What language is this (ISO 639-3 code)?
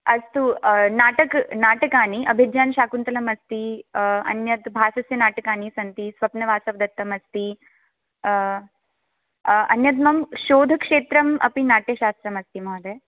san